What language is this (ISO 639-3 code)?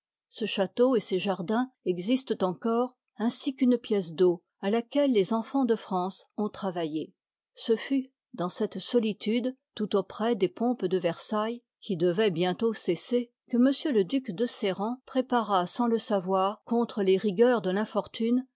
fra